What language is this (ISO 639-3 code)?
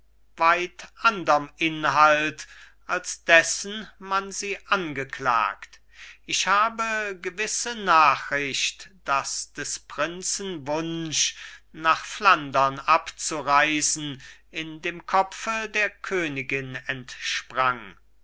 deu